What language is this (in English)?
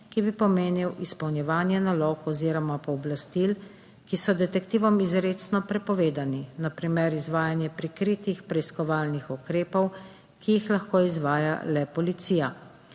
Slovenian